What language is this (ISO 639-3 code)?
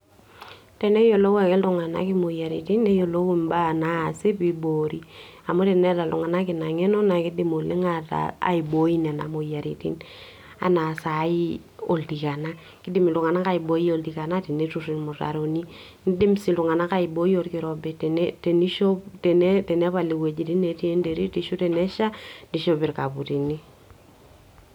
mas